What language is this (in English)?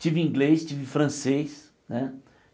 Portuguese